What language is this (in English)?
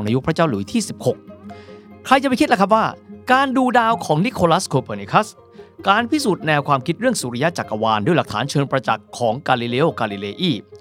Thai